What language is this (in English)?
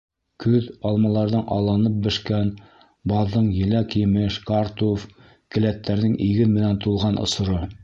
Bashkir